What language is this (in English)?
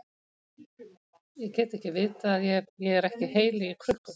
Icelandic